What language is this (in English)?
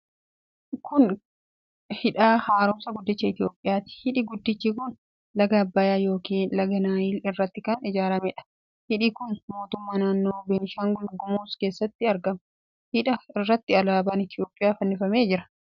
Oromo